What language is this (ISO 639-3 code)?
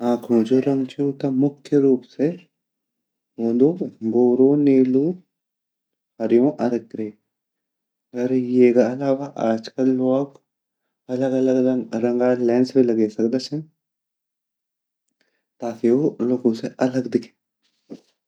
gbm